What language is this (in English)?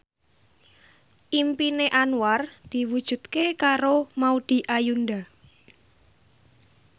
Javanese